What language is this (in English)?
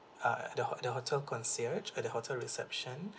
English